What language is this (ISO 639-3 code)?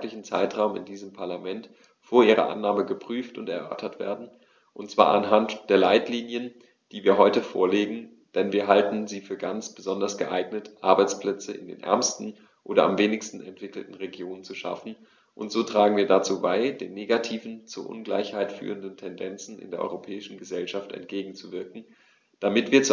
deu